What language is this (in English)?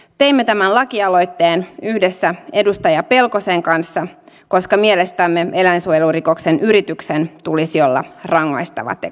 Finnish